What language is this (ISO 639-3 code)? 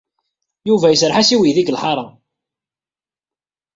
kab